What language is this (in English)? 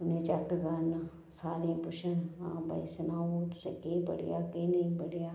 Dogri